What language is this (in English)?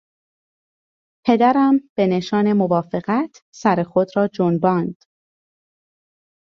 Persian